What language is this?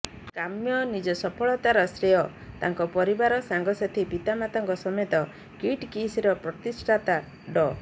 Odia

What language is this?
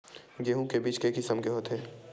Chhattisgarhi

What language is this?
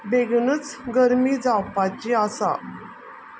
Konkani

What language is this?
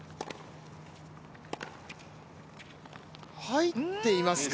Japanese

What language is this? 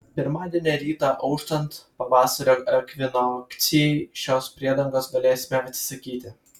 Lithuanian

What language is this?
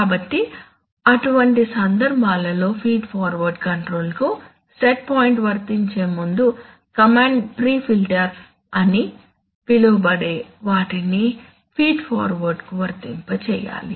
Telugu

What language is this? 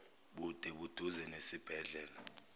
Zulu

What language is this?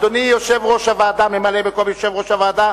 Hebrew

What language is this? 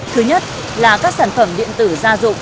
Vietnamese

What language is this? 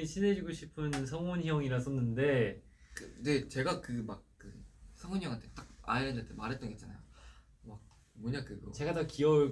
Korean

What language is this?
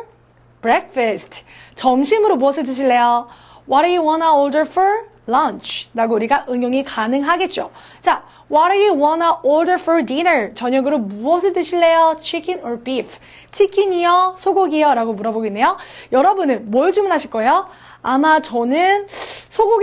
Korean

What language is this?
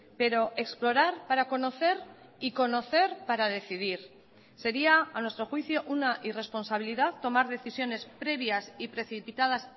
Spanish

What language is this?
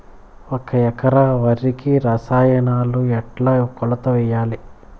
Telugu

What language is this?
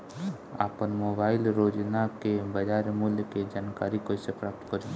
Bhojpuri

